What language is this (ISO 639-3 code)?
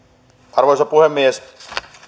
fin